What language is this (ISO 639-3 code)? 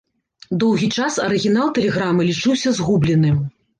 bel